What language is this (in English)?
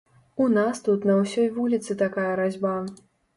Belarusian